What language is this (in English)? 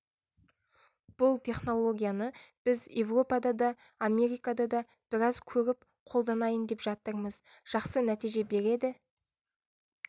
Kazakh